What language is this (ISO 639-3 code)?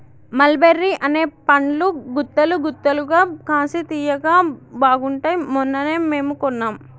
tel